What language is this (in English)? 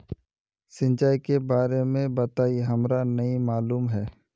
Magahi